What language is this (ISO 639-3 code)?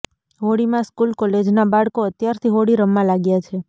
guj